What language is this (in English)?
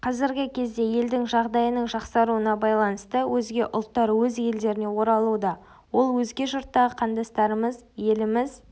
Kazakh